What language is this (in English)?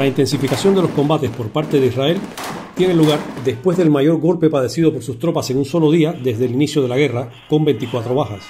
Spanish